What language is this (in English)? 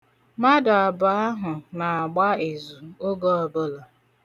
Igbo